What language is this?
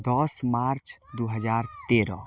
Maithili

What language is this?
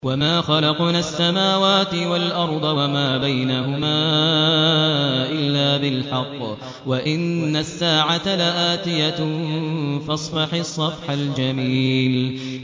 Arabic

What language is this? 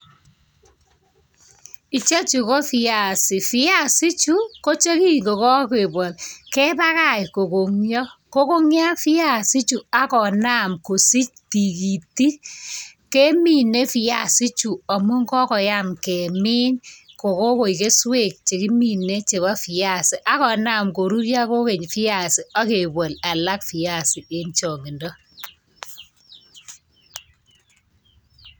Kalenjin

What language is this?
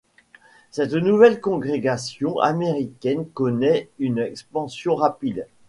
French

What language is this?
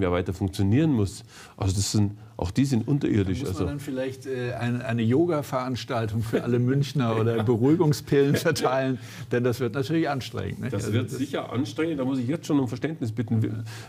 German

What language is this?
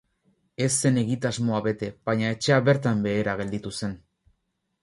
Basque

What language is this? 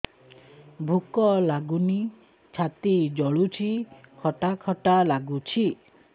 Odia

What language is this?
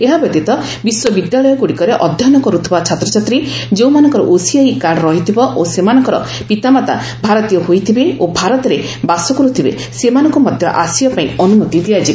Odia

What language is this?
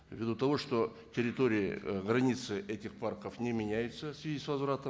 Kazakh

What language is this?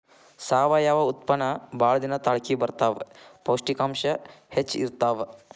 Kannada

